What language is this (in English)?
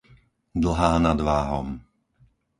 Slovak